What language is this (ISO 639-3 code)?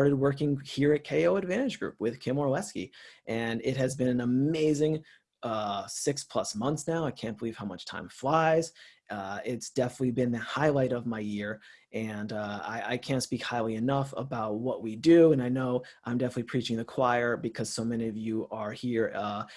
eng